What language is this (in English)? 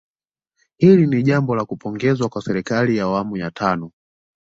Swahili